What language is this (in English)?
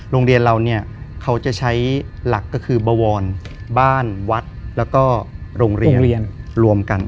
Thai